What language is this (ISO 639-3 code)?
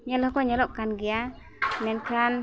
sat